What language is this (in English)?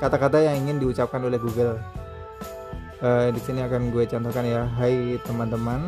Indonesian